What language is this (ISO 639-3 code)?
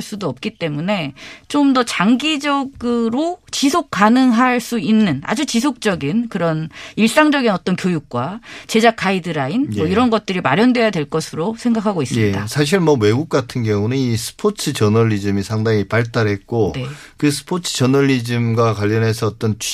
kor